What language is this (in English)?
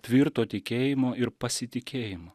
Lithuanian